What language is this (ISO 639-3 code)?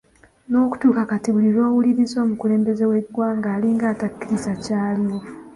lug